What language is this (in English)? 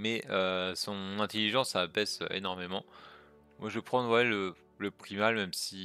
French